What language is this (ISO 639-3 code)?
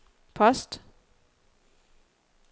dan